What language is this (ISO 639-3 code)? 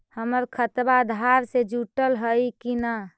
mag